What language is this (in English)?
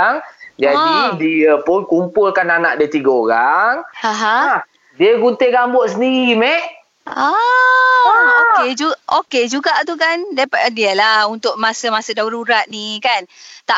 Malay